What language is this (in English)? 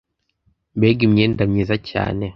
Kinyarwanda